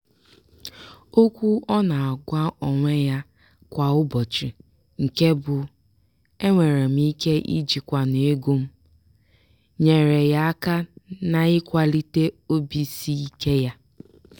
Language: Igbo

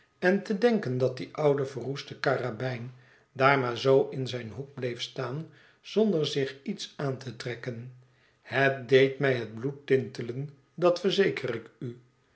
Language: Dutch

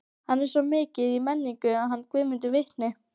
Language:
Icelandic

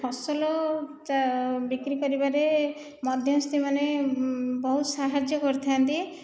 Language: Odia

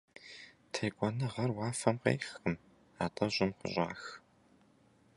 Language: Kabardian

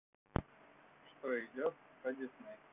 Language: Russian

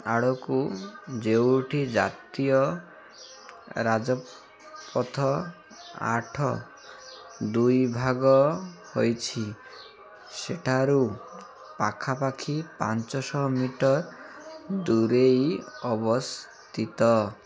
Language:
Odia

